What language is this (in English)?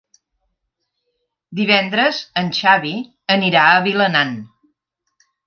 Catalan